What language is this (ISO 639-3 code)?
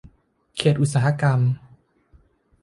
tha